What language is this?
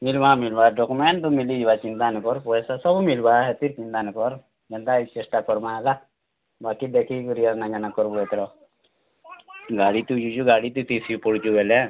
Odia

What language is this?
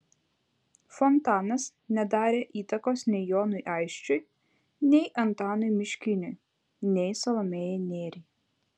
Lithuanian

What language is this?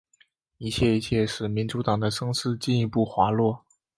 Chinese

